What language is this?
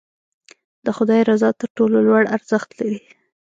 Pashto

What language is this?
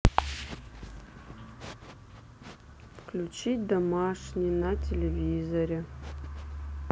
Russian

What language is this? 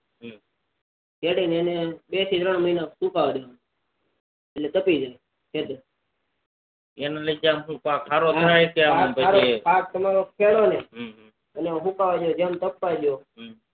Gujarati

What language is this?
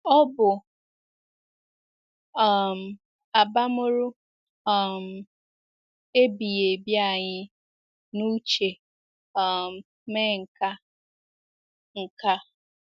Igbo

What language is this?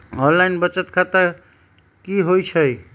Magahi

